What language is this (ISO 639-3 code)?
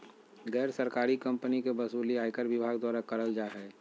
mag